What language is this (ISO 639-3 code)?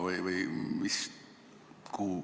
est